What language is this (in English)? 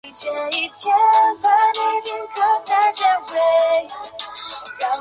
Chinese